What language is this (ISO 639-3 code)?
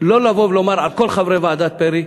heb